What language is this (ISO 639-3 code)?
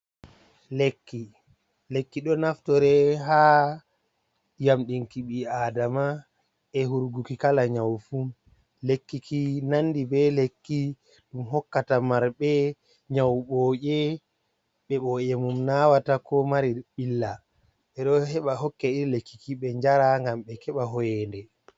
ful